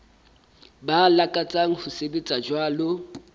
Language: Southern Sotho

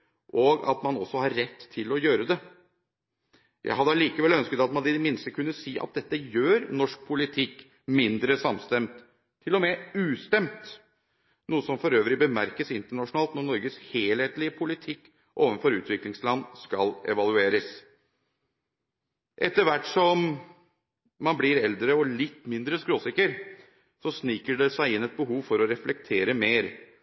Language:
Norwegian Bokmål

